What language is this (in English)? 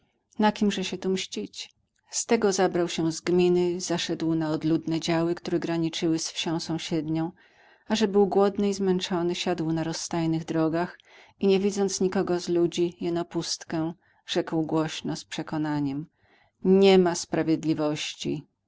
Polish